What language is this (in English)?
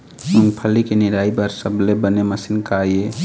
Chhattisgarhi